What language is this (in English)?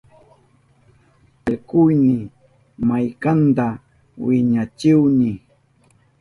Southern Pastaza Quechua